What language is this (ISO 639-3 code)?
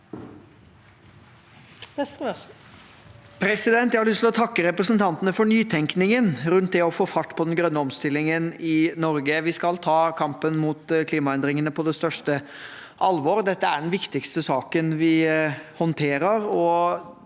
nor